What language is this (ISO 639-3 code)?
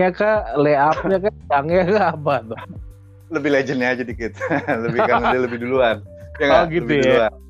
ind